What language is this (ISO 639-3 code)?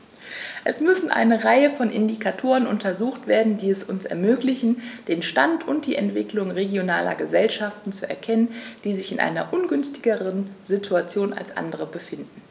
deu